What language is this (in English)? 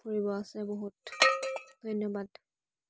Assamese